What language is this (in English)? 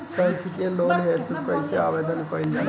Bhojpuri